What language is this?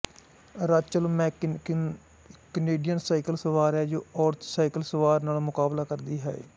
Punjabi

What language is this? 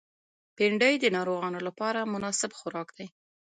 Pashto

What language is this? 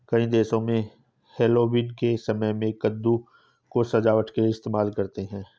Hindi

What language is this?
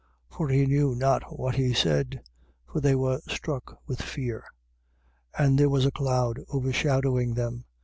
English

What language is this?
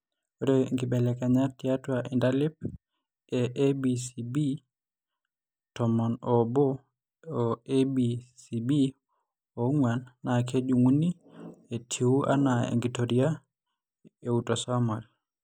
Masai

